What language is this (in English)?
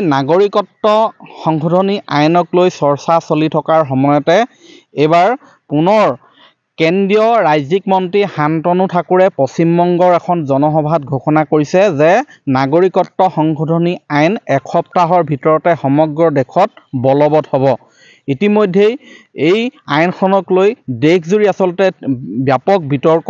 Bangla